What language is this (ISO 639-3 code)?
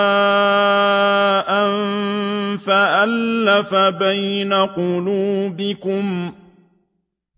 ara